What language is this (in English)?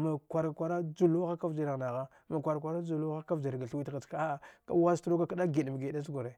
Dghwede